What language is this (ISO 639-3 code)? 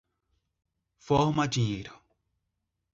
por